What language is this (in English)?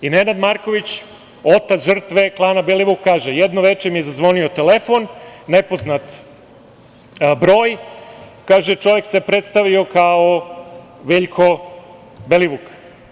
Serbian